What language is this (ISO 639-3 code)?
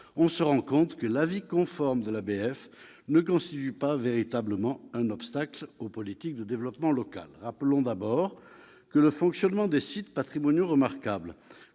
fra